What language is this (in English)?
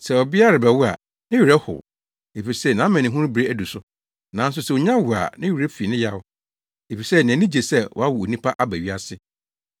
Akan